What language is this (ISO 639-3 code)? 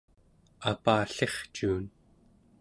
esu